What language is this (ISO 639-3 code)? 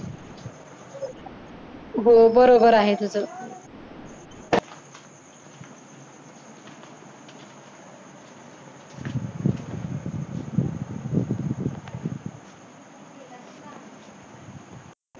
mar